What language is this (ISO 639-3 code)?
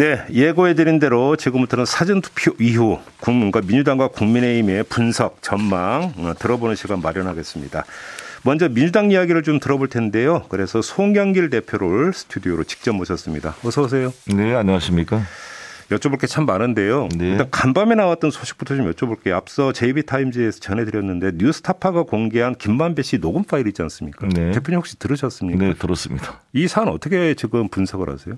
kor